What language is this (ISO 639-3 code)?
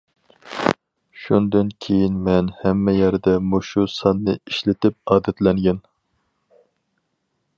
uig